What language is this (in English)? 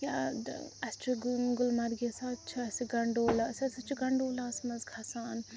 Kashmiri